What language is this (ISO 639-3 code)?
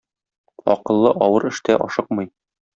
tat